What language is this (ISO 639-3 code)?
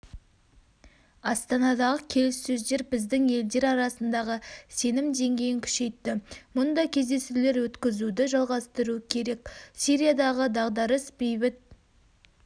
kaz